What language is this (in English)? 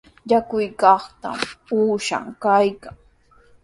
Sihuas Ancash Quechua